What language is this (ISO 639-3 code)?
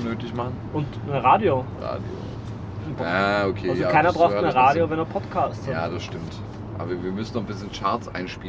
deu